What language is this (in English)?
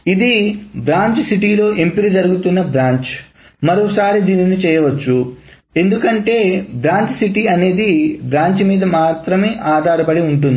Telugu